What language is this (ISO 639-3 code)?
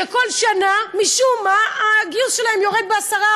heb